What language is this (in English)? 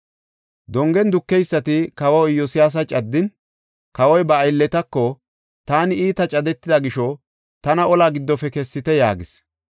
Gofa